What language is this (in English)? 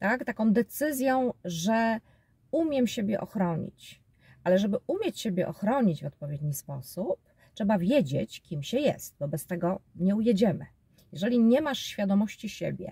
Polish